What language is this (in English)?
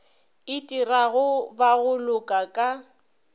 Northern Sotho